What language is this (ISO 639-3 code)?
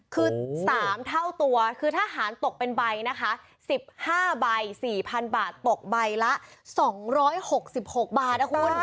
tha